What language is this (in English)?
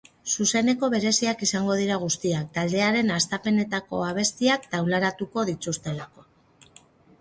Basque